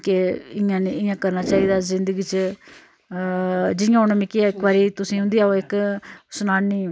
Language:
Dogri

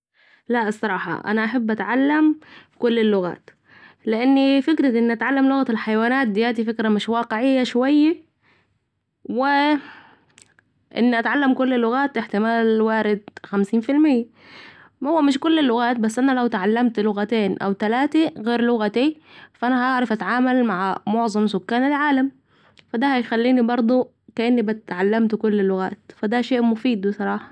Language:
Saidi Arabic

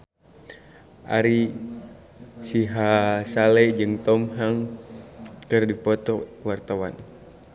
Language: Sundanese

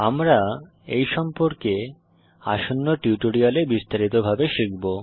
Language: Bangla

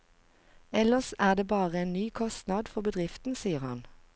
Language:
Norwegian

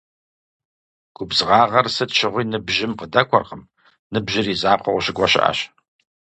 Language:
Kabardian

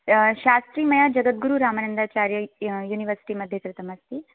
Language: Sanskrit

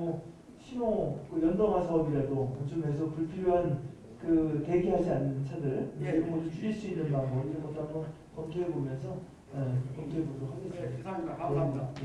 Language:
Korean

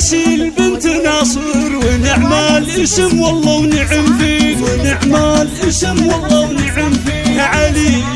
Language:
Arabic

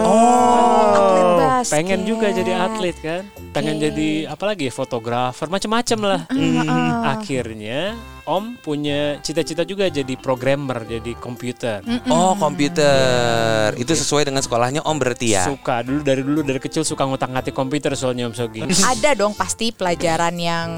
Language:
Indonesian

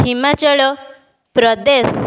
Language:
Odia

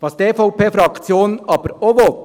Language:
Swiss German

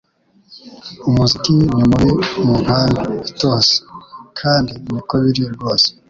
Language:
Kinyarwanda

